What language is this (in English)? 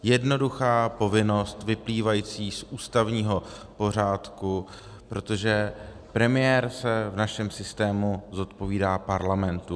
Czech